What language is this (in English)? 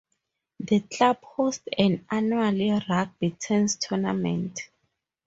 English